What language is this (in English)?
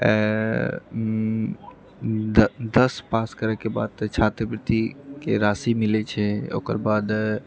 Maithili